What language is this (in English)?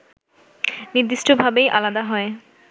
Bangla